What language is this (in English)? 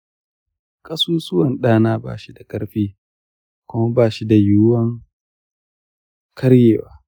Hausa